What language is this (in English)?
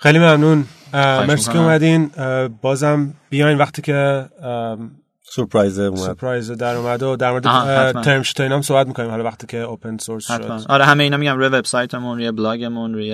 Persian